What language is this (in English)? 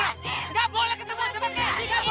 Indonesian